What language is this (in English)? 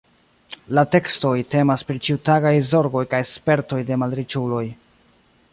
Esperanto